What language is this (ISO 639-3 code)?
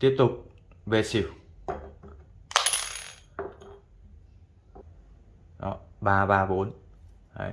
vie